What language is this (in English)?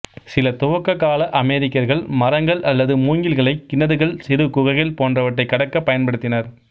Tamil